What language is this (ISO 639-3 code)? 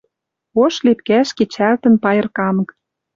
mrj